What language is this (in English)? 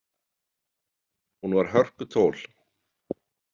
Icelandic